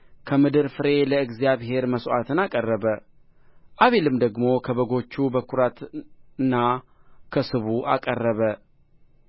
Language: Amharic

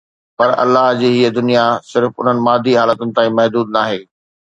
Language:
Sindhi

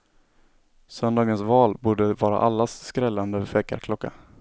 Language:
Swedish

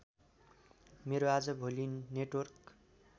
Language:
Nepali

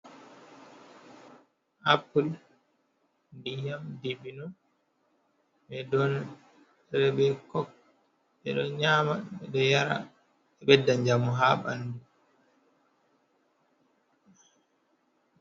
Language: Fula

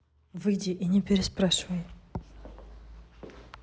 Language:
Russian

